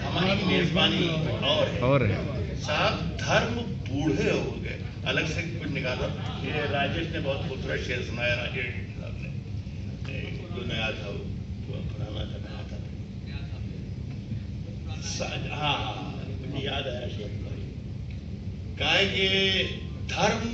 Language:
Hindi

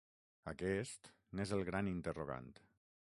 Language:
Catalan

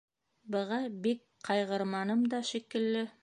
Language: Bashkir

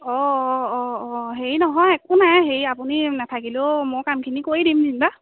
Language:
Assamese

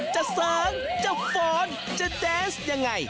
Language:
Thai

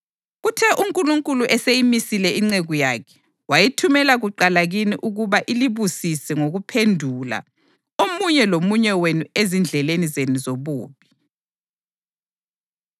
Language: North Ndebele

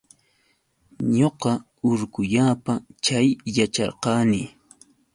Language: Yauyos Quechua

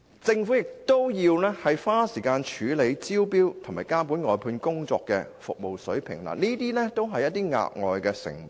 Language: Cantonese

